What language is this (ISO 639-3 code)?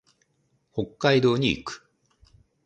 jpn